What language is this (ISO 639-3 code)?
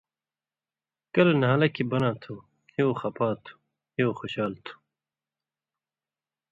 mvy